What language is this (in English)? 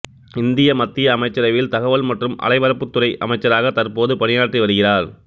Tamil